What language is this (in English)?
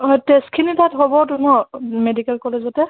Assamese